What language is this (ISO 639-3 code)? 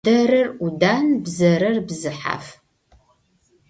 ady